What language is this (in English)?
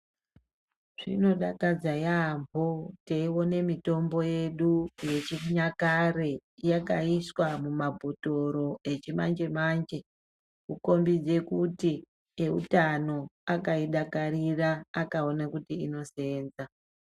Ndau